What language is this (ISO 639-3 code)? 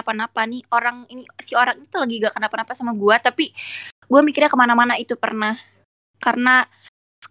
ind